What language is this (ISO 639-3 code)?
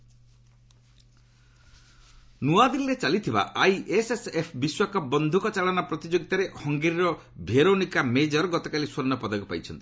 ori